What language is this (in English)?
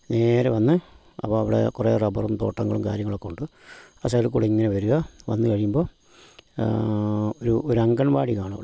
Malayalam